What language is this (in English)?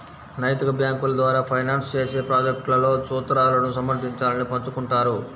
Telugu